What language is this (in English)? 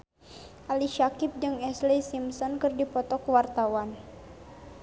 Sundanese